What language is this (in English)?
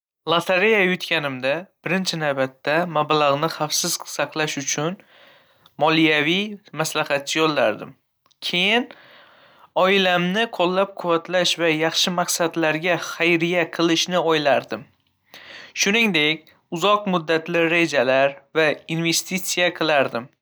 Uzbek